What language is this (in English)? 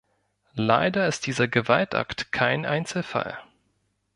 German